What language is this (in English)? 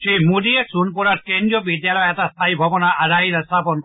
Assamese